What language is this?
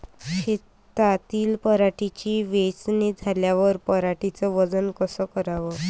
Marathi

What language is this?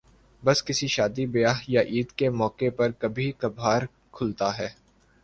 Urdu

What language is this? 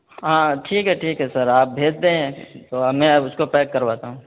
Urdu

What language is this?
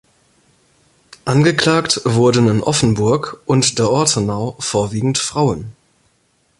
German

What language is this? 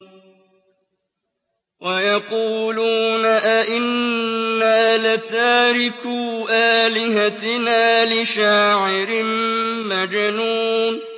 Arabic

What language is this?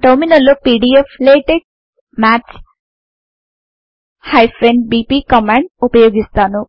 Telugu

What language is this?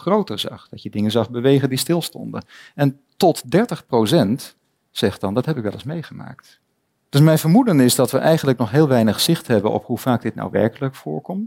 Dutch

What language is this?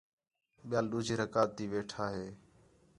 Khetrani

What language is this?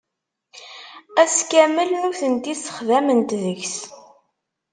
Kabyle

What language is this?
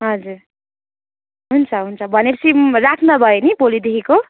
Nepali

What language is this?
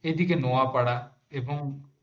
Bangla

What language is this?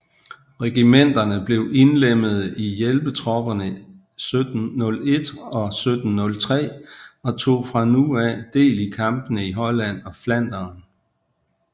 Danish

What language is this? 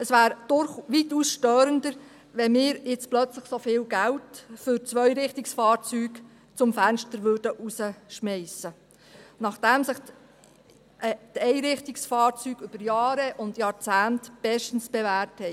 Swiss German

